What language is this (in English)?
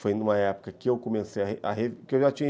Portuguese